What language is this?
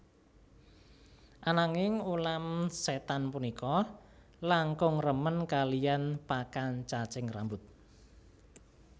Javanese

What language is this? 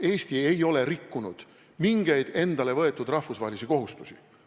Estonian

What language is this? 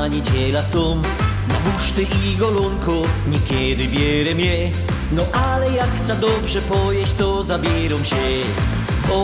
Polish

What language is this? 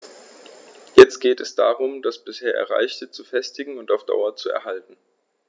German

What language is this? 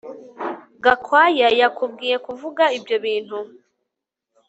Kinyarwanda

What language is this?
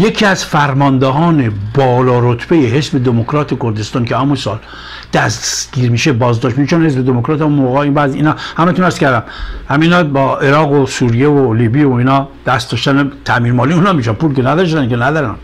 Persian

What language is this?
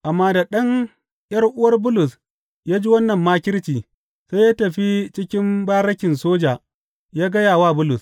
Hausa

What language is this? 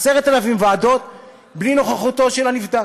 Hebrew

